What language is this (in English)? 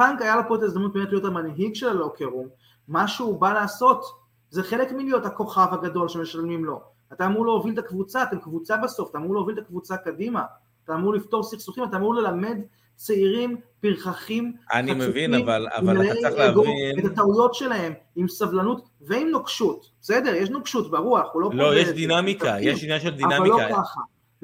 Hebrew